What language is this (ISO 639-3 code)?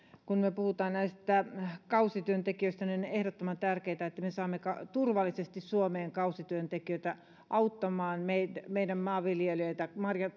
fin